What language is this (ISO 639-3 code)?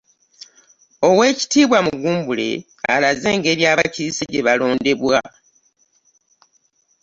lug